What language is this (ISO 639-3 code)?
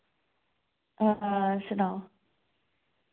doi